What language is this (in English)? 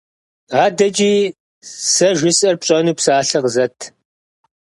Kabardian